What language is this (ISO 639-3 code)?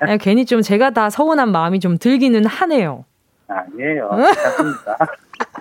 kor